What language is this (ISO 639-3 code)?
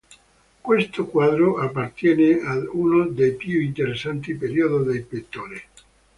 ita